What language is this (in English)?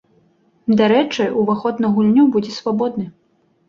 Belarusian